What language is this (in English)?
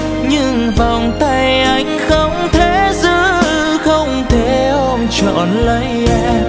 Vietnamese